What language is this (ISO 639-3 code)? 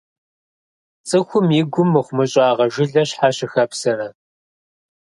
kbd